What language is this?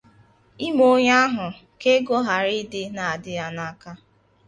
Igbo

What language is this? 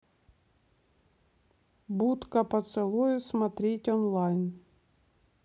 Russian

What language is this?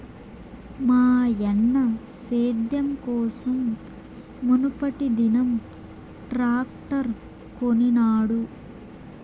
Telugu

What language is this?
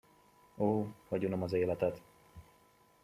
Hungarian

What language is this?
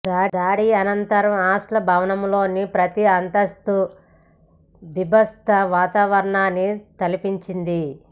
Telugu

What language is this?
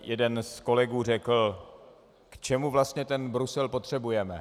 Czech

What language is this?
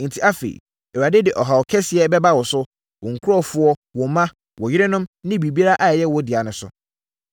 Akan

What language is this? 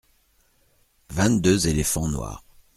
French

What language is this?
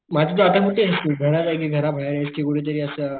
Marathi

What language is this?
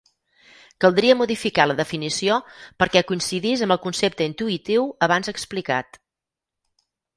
Catalan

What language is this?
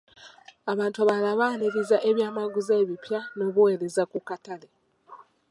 Ganda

